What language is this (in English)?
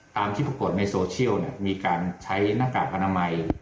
Thai